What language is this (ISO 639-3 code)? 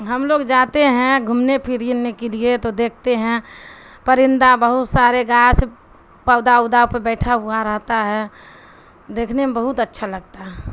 urd